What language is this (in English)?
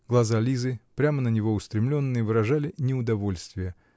Russian